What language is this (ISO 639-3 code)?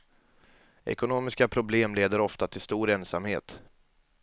swe